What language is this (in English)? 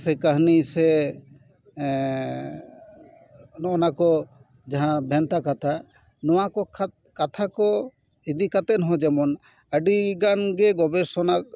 Santali